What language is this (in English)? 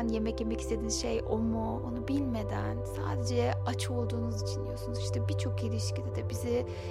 Turkish